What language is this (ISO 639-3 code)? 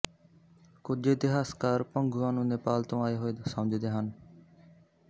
pan